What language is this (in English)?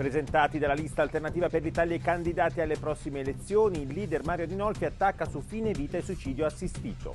Italian